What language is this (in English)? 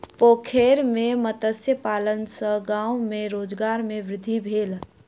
Maithili